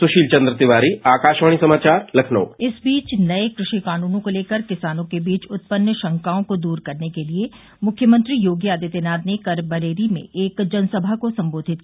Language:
Hindi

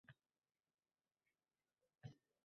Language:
Uzbek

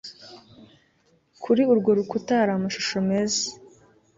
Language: Kinyarwanda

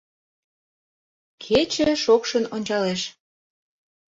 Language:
Mari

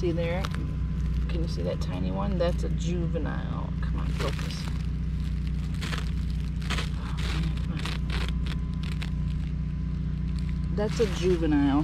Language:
English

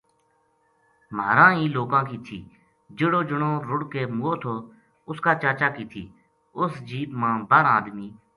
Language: Gujari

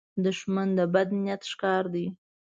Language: Pashto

